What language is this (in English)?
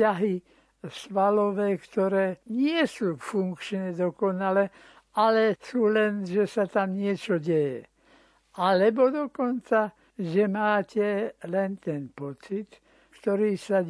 Slovak